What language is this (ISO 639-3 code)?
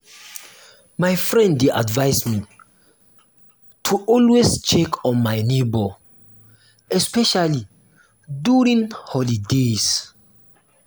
pcm